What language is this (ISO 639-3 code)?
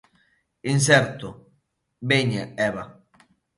glg